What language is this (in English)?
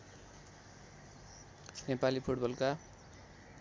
Nepali